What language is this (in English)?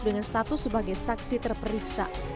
Indonesian